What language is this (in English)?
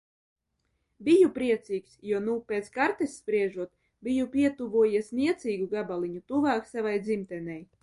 Latvian